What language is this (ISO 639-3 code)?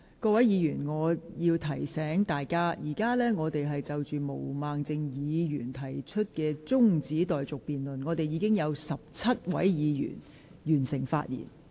yue